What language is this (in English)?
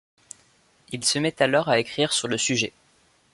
French